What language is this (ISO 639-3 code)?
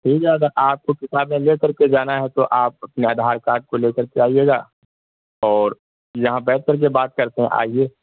urd